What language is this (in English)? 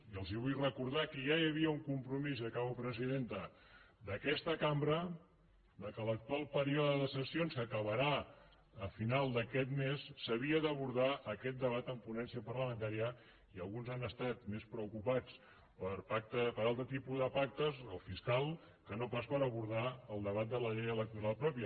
Catalan